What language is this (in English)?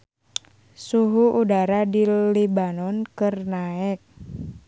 Sundanese